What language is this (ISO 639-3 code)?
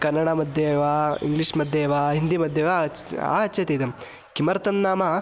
san